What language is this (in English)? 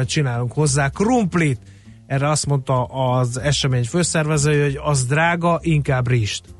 Hungarian